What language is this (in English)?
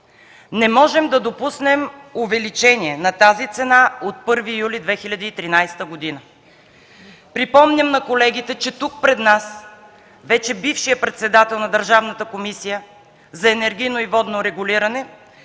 Bulgarian